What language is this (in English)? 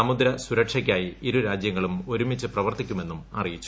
Malayalam